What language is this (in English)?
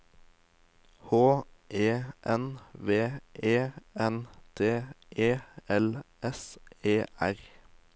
Norwegian